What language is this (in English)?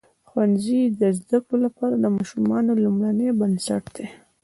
Pashto